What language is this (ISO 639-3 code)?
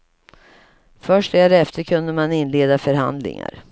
swe